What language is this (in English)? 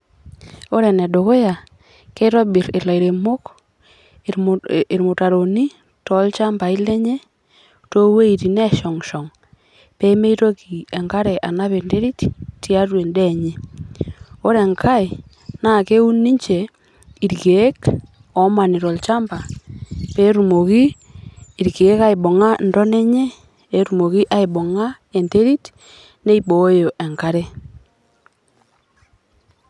Masai